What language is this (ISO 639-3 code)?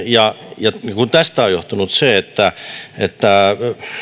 fin